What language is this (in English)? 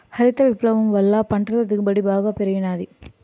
Telugu